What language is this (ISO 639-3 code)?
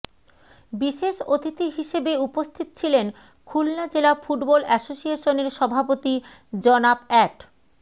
ben